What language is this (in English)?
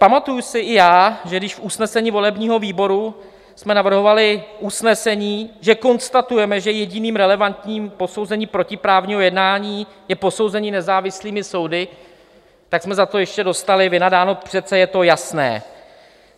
Czech